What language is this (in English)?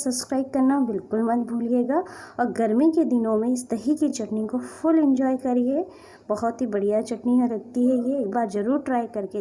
Hindi